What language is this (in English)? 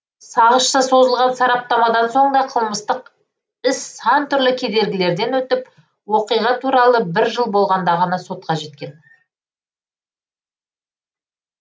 Kazakh